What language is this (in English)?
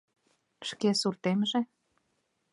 Mari